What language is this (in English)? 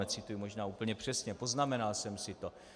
Czech